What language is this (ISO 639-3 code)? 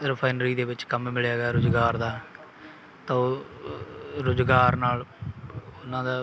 pan